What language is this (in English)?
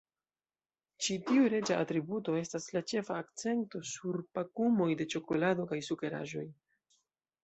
Esperanto